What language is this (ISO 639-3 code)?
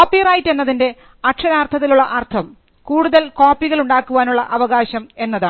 mal